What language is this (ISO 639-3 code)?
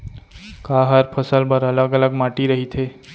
hne